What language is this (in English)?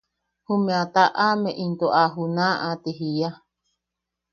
Yaqui